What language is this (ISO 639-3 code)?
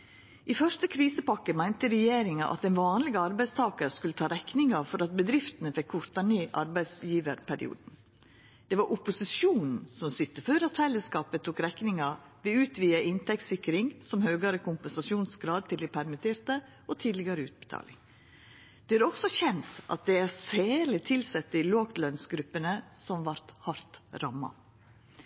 nno